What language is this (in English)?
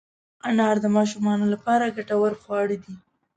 Pashto